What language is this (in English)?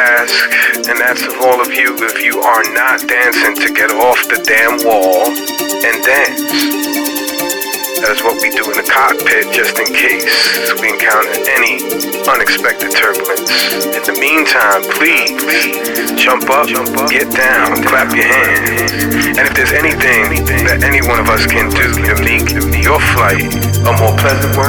English